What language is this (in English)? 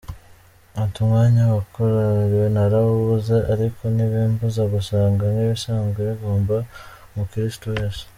Kinyarwanda